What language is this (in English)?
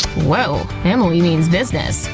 English